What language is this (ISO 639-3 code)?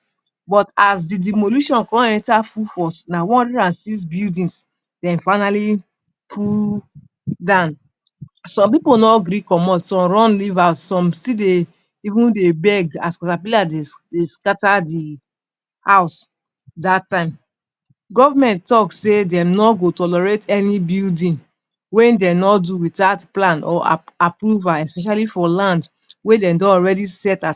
pcm